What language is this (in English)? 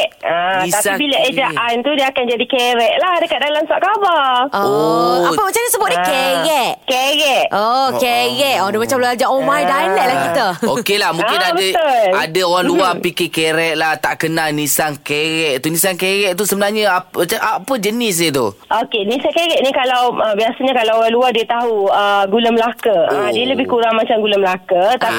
Malay